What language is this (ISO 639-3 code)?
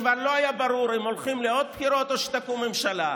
heb